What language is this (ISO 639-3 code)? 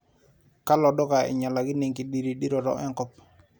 mas